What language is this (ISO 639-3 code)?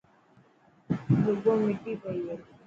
mki